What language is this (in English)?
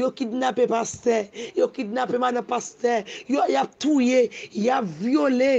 French